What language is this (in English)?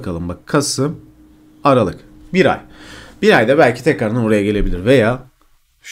Turkish